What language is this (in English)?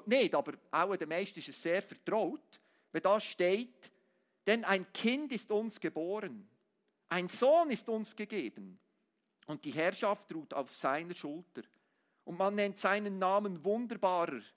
German